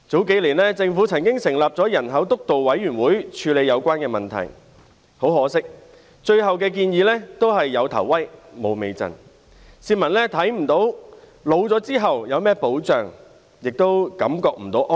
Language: Cantonese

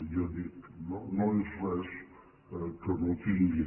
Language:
Catalan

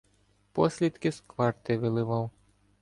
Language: Ukrainian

